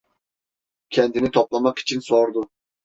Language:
Turkish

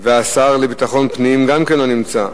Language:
Hebrew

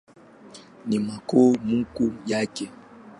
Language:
Swahili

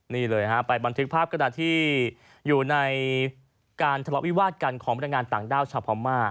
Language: Thai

